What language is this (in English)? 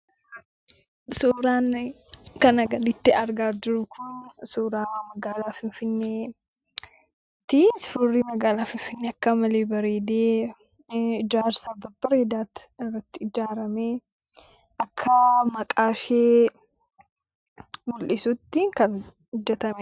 Oromo